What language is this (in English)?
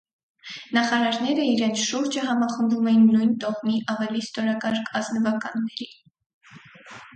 Armenian